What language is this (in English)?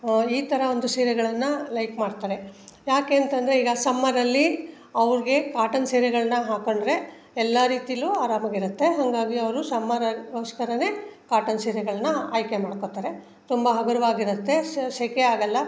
Kannada